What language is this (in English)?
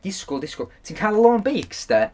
Welsh